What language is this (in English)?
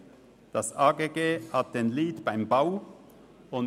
Swiss German